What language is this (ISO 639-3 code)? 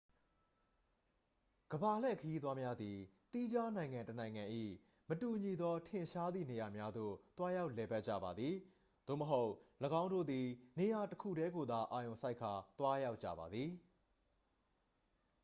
mya